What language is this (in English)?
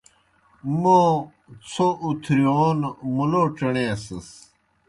Kohistani Shina